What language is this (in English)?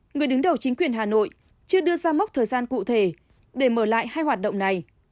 Vietnamese